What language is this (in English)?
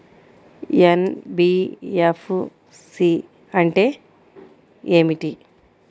Telugu